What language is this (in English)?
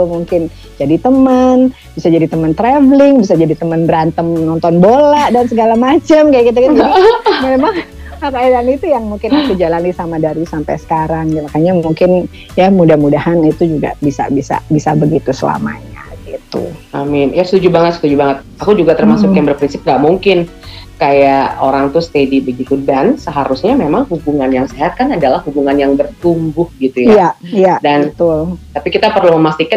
Indonesian